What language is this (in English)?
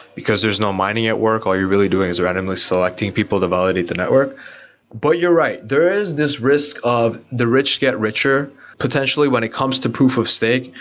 English